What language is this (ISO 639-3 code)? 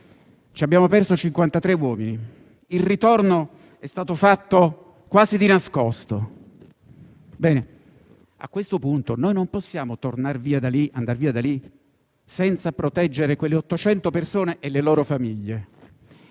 ita